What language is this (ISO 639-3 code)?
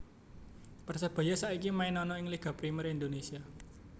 jav